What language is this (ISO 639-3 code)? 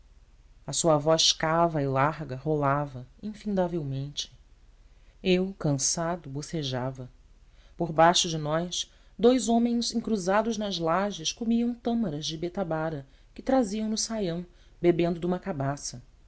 por